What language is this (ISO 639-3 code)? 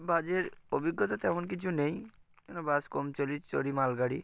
ben